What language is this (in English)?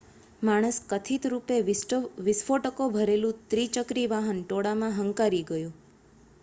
Gujarati